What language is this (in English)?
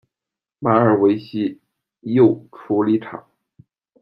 Chinese